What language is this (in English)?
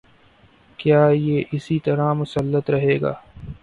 Urdu